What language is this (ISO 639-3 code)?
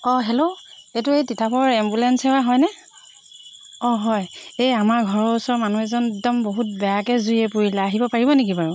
asm